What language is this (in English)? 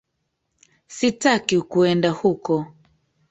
Swahili